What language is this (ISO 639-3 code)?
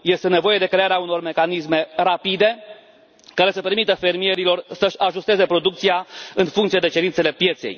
ron